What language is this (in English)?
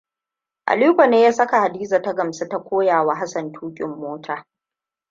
Hausa